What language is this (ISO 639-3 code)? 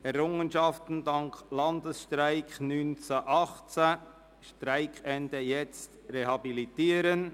gsw